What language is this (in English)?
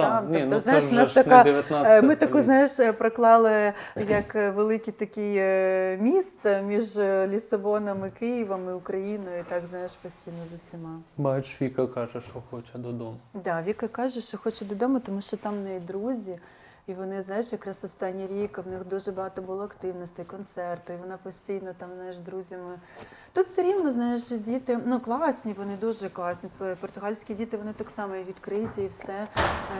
Ukrainian